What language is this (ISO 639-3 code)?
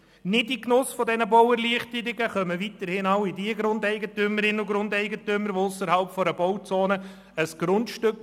gsw